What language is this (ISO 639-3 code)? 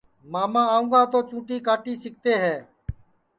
ssi